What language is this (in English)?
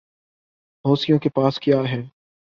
Urdu